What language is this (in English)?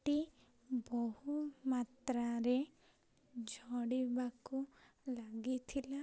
Odia